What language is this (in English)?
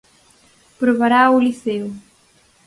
Galician